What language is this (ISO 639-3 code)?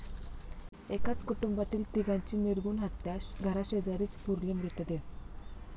mar